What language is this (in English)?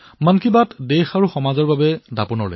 Assamese